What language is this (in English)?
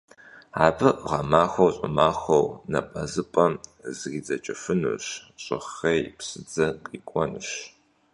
Kabardian